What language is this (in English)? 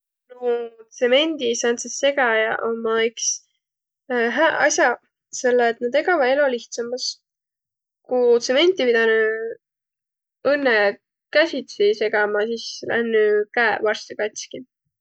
Võro